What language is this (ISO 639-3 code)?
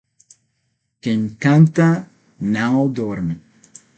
por